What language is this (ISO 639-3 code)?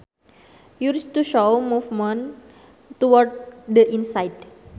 sun